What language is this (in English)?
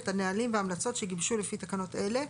Hebrew